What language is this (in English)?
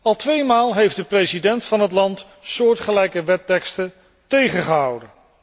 Dutch